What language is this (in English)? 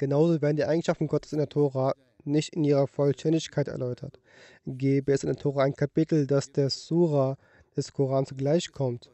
German